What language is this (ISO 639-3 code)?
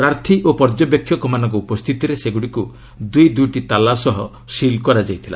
ori